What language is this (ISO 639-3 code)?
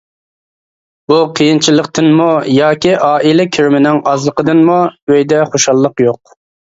uig